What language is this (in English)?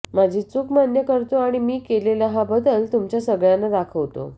Marathi